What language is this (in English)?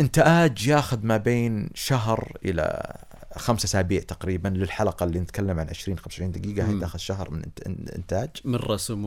Arabic